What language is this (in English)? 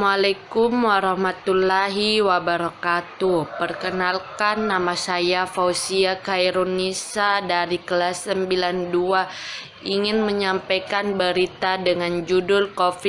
Indonesian